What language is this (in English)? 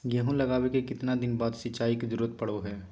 Magahi